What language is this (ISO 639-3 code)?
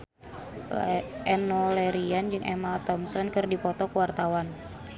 sun